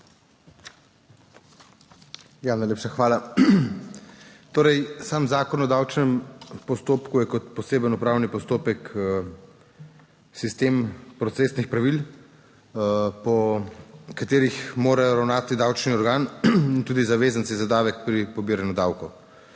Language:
Slovenian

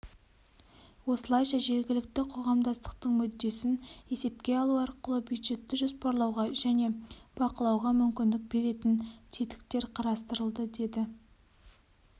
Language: Kazakh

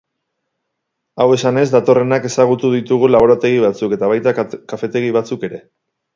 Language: Basque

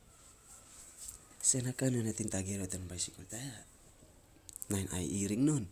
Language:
Saposa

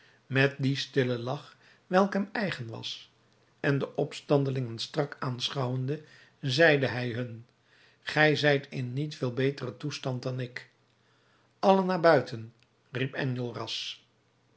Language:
Dutch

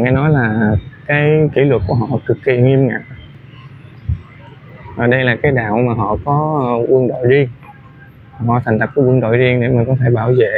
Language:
Vietnamese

